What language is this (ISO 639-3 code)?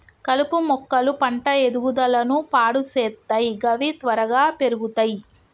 tel